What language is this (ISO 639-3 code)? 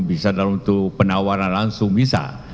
ind